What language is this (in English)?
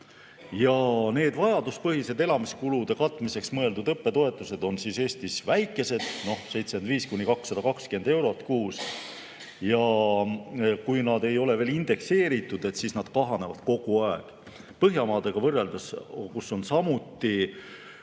Estonian